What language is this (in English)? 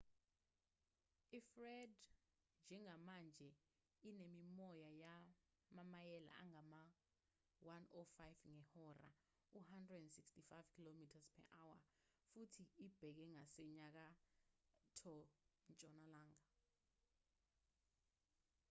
Zulu